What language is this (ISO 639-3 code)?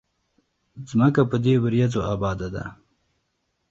pus